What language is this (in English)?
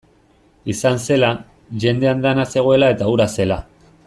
Basque